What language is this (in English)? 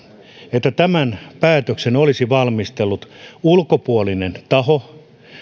Finnish